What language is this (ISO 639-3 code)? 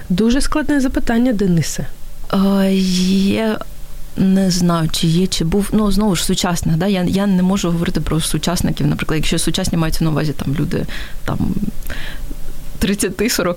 ukr